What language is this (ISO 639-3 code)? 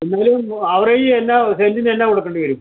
mal